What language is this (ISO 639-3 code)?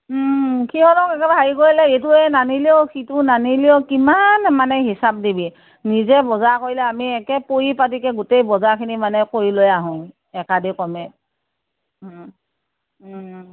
asm